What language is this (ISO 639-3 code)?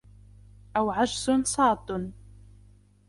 ara